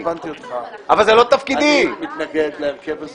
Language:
Hebrew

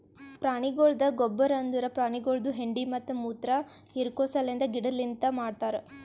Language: Kannada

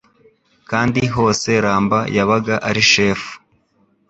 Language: Kinyarwanda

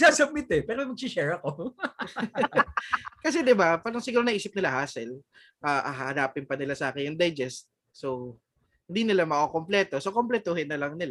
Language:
Filipino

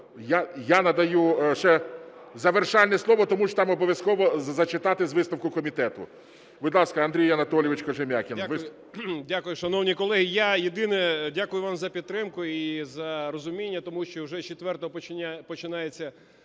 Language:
Ukrainian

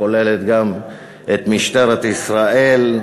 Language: Hebrew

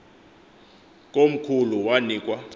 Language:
Xhosa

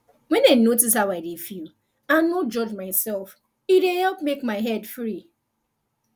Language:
Nigerian Pidgin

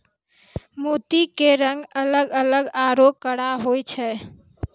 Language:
Maithili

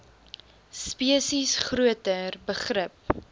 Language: Afrikaans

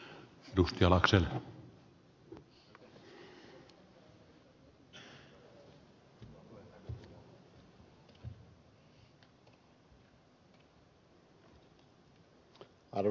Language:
Finnish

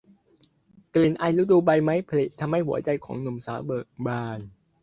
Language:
Thai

